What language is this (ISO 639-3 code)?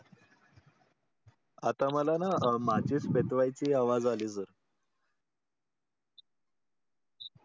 mar